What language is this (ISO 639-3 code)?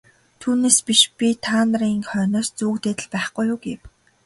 mon